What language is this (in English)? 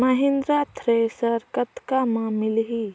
Chhattisgarhi